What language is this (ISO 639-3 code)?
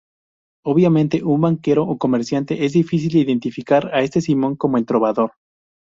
spa